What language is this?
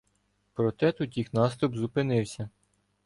Ukrainian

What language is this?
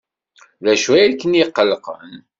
Kabyle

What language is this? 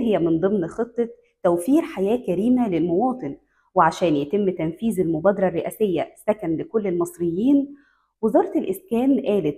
Arabic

